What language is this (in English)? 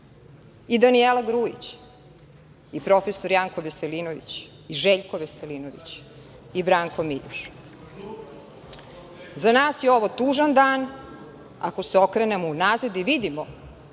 Serbian